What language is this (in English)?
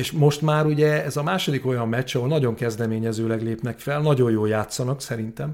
Hungarian